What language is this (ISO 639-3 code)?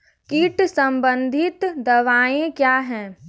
hin